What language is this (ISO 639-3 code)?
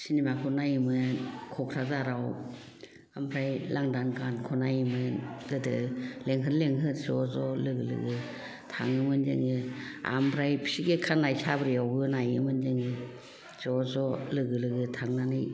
brx